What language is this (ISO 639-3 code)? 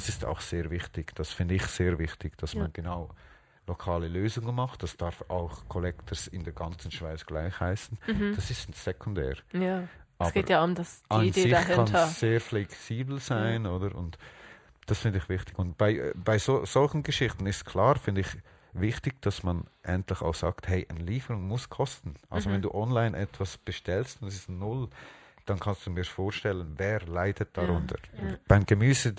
deu